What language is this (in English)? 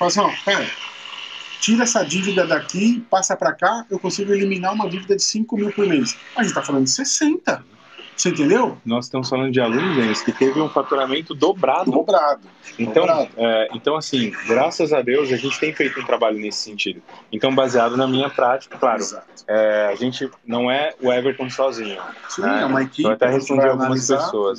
Portuguese